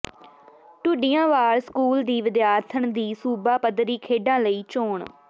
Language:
Punjabi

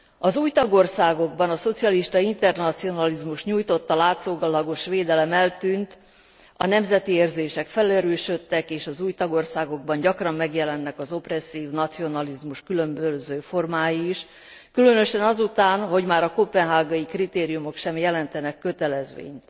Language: Hungarian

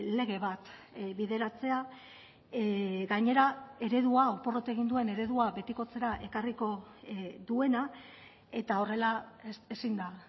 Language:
Basque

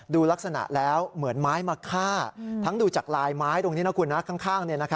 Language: Thai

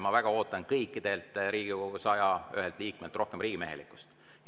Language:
Estonian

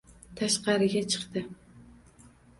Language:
Uzbek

